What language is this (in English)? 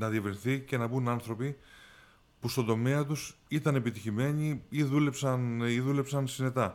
Greek